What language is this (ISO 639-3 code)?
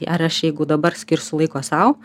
lit